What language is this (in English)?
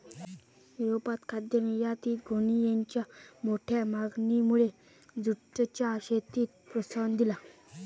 Marathi